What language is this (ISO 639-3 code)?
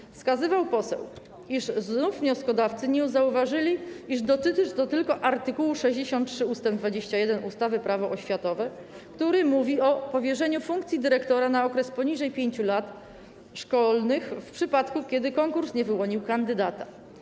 pol